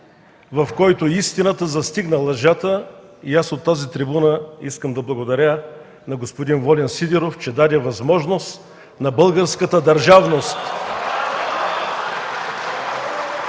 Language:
Bulgarian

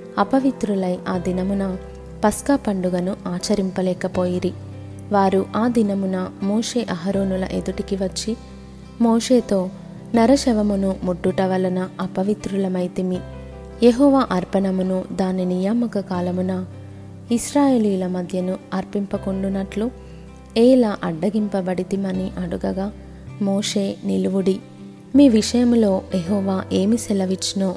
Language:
Telugu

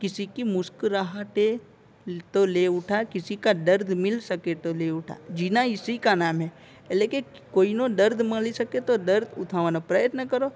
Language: Gujarati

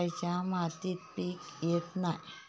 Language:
Marathi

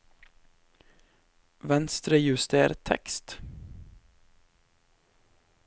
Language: Norwegian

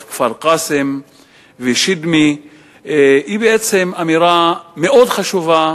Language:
Hebrew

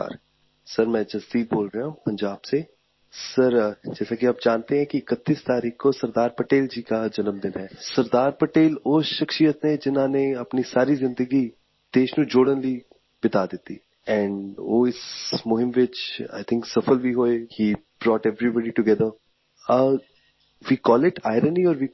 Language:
Punjabi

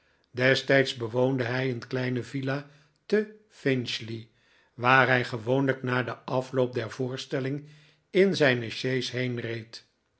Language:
Dutch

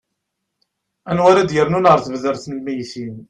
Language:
Kabyle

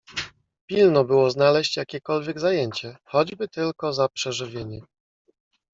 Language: Polish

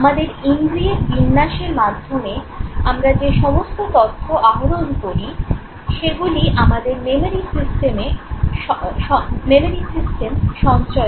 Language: Bangla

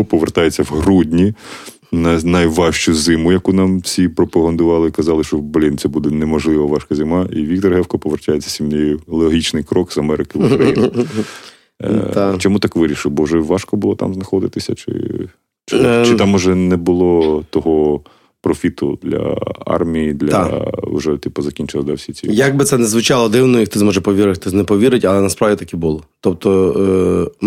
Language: Ukrainian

